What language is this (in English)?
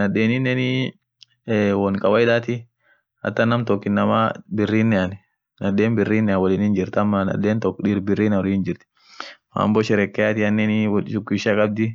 Orma